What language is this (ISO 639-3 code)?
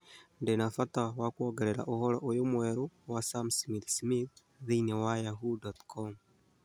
kik